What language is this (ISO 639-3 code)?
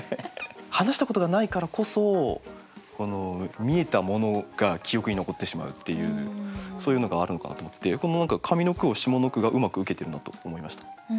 jpn